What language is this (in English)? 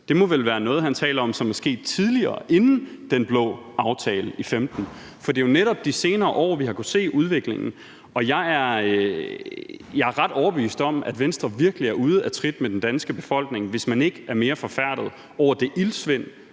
Danish